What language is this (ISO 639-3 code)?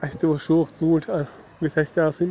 kas